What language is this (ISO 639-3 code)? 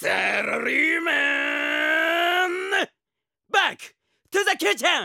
jpn